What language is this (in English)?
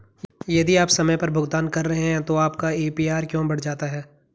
Hindi